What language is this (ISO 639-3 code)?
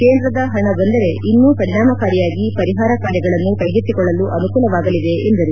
kan